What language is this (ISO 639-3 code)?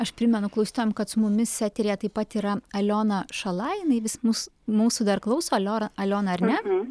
lit